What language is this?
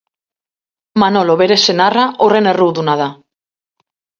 Basque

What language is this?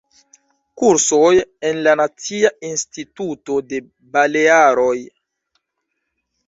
Esperanto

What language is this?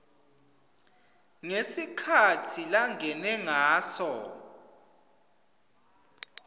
Swati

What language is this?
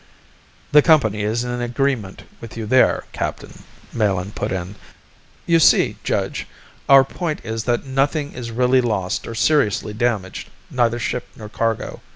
English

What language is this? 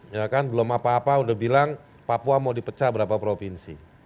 Indonesian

